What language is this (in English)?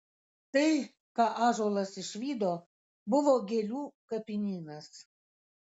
Lithuanian